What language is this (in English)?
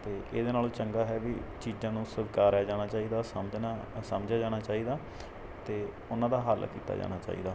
Punjabi